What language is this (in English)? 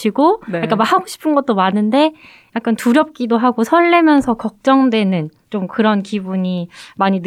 Korean